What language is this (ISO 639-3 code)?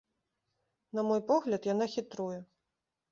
bel